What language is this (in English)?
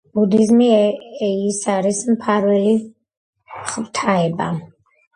Georgian